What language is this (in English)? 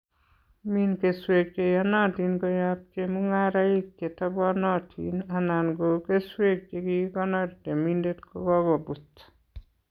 Kalenjin